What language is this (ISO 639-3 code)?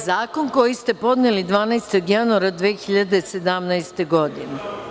srp